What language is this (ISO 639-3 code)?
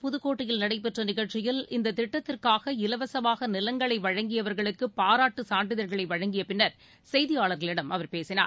tam